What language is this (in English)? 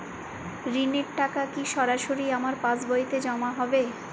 Bangla